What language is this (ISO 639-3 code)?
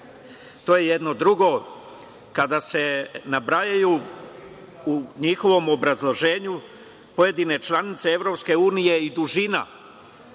srp